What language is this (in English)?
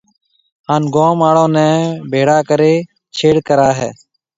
Marwari (Pakistan)